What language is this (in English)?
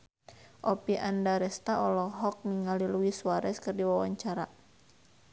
Sundanese